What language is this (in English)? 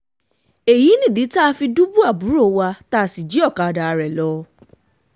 Yoruba